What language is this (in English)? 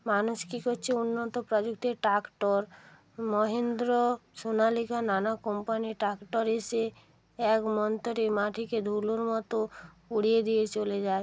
Bangla